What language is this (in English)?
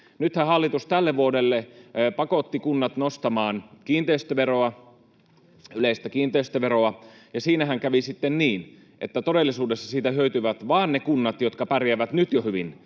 Finnish